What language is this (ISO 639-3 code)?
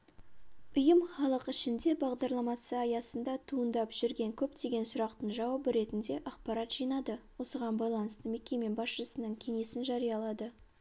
kaz